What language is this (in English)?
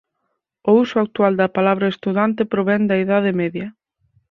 Galician